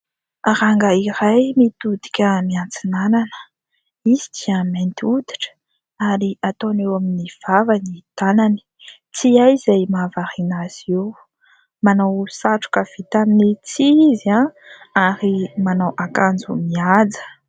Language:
Malagasy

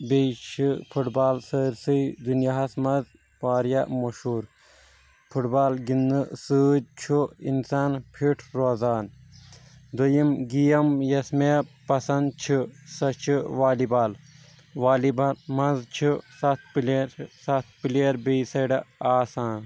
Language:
Kashmiri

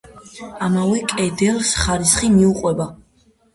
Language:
Georgian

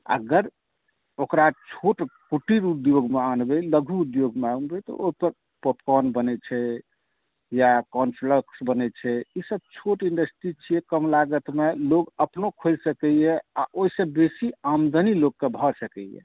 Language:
Maithili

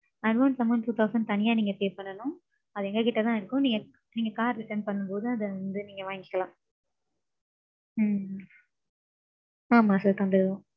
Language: Tamil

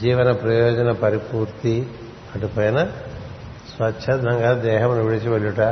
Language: Telugu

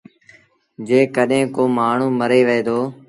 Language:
Sindhi Bhil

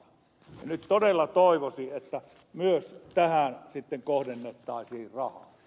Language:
Finnish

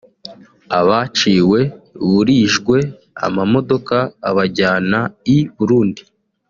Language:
Kinyarwanda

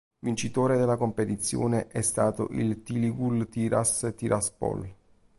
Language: Italian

